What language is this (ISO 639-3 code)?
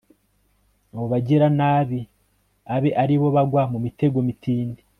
kin